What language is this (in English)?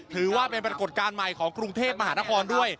Thai